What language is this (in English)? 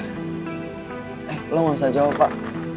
Indonesian